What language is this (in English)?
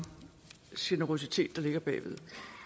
Danish